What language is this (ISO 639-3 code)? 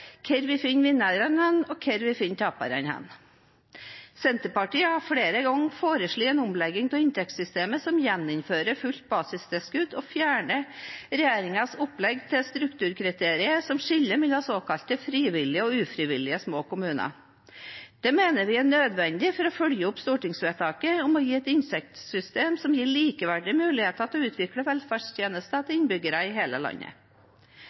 nob